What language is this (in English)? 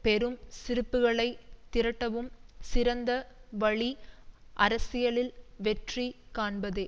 Tamil